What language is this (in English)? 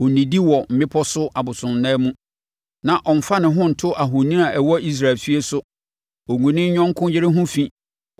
Akan